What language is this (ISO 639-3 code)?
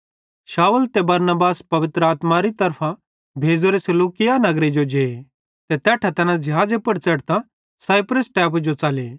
bhd